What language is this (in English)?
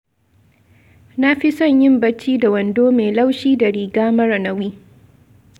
Hausa